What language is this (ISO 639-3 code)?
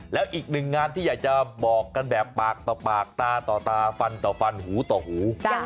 tha